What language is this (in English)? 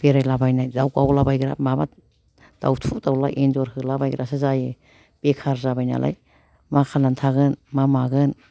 Bodo